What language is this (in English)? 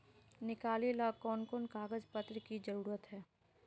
Magahi